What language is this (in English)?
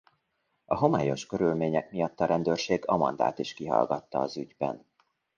Hungarian